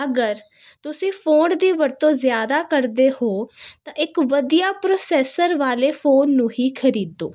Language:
Punjabi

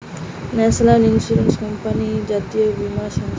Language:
Bangla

